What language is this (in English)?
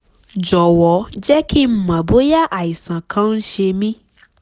Yoruba